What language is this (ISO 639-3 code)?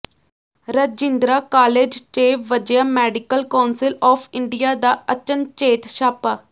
pan